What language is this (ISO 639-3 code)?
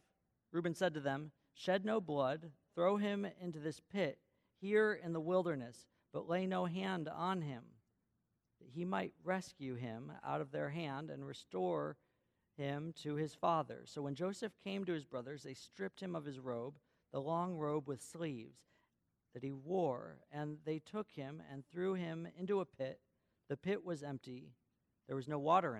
eng